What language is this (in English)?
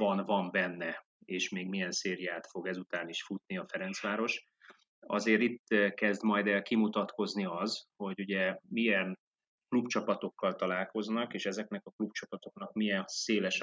Hungarian